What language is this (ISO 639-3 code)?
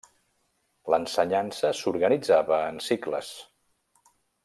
cat